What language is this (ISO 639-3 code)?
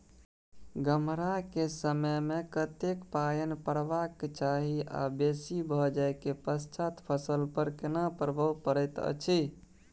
mai